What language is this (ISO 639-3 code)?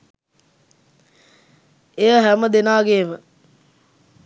sin